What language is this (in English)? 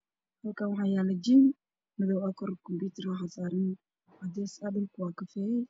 Somali